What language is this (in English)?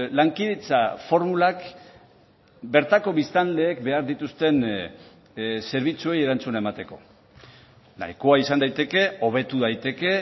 Basque